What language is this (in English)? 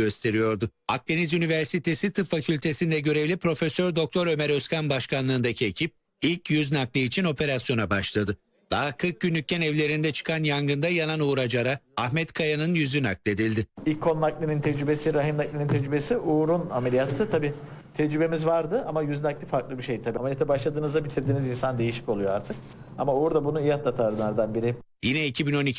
Turkish